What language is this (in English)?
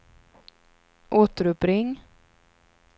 Swedish